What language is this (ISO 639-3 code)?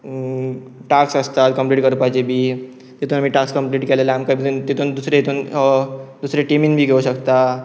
kok